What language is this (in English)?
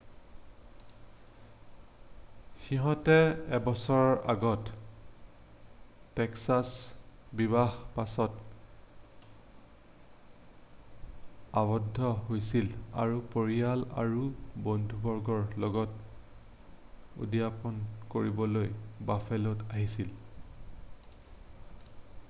Assamese